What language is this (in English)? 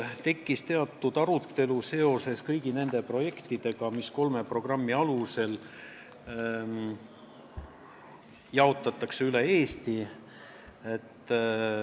Estonian